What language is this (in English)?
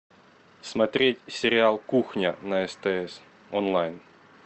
Russian